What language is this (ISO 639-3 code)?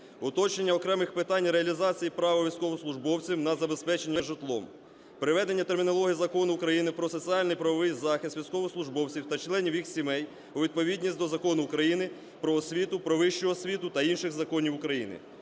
ukr